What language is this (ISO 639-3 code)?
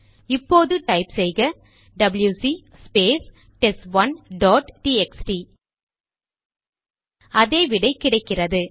tam